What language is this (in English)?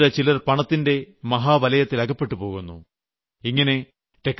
Malayalam